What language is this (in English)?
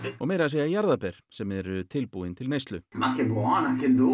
Icelandic